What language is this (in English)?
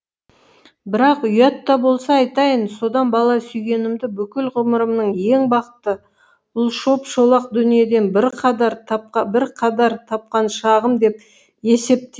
Kazakh